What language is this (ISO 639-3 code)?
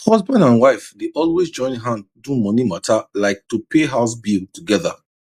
pcm